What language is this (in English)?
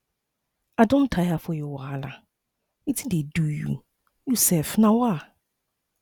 Nigerian Pidgin